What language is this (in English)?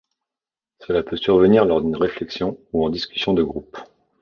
French